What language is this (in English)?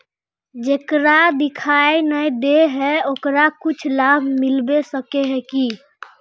Magahi